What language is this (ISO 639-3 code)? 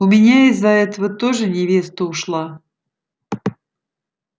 rus